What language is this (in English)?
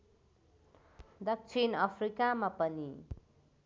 Nepali